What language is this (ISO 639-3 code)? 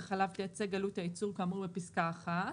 heb